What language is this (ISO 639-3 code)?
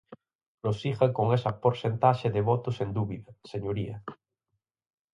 glg